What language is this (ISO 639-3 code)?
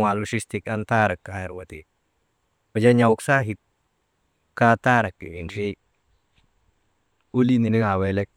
mde